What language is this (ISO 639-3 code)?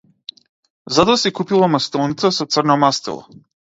mkd